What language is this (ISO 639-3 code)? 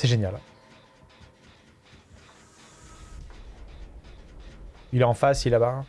fra